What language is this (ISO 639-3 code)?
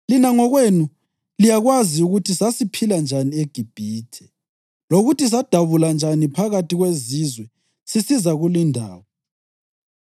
nde